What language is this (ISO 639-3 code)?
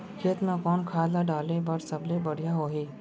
hne